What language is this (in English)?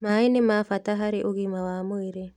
Kikuyu